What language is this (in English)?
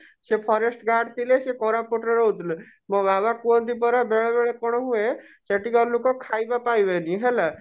Odia